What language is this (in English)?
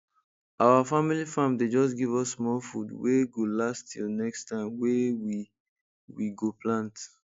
Nigerian Pidgin